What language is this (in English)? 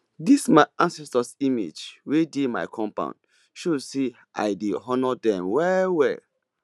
Nigerian Pidgin